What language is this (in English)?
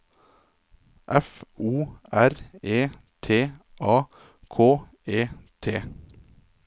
Norwegian